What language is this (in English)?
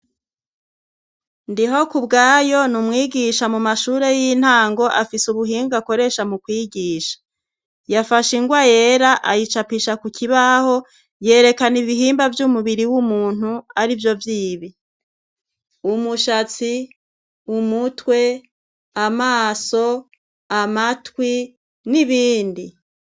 Rundi